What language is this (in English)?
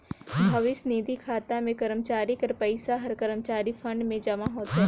Chhattisgarhi